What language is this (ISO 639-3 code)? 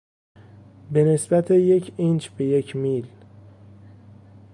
fas